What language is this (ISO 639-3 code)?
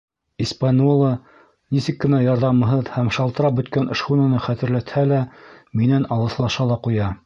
bak